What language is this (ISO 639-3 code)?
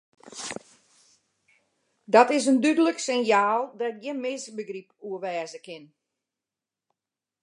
fry